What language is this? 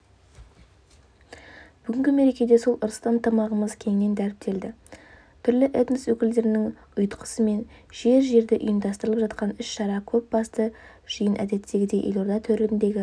Kazakh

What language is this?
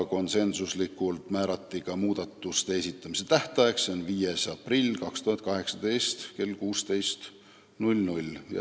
Estonian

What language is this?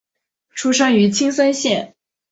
Chinese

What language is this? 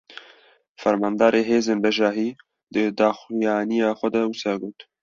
Kurdish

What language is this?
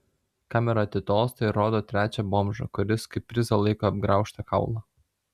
Lithuanian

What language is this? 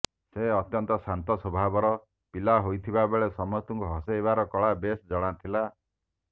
Odia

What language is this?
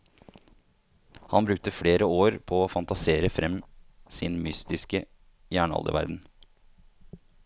Norwegian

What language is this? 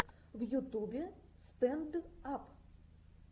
Russian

